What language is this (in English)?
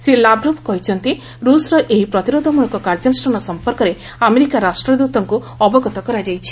Odia